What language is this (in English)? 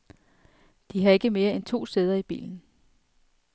Danish